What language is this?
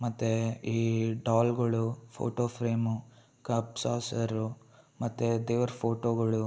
Kannada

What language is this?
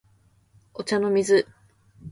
Japanese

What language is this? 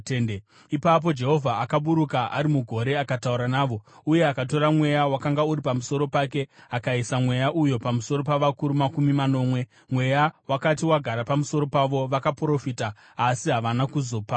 Shona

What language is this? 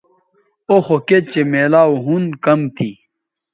Bateri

